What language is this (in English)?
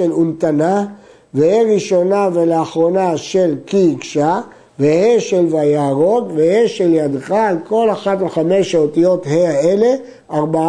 Hebrew